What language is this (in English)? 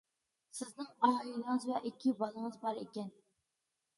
Uyghur